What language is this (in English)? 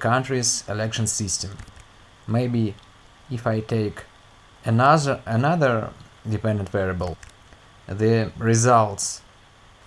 English